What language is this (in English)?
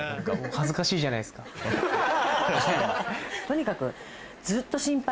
Japanese